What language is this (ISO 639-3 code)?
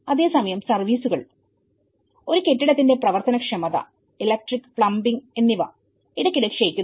mal